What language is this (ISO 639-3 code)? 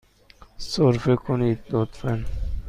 fas